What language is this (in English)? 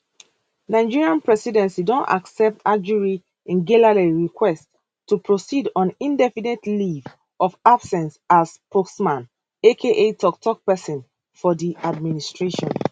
Nigerian Pidgin